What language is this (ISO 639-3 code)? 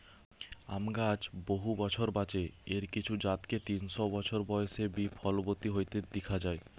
ben